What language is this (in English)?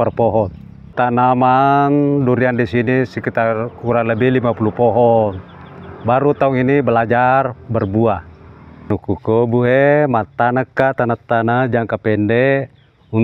Indonesian